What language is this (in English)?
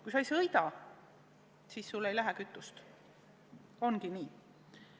Estonian